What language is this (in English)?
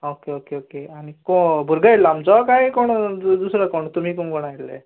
Konkani